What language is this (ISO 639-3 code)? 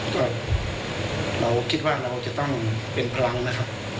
tha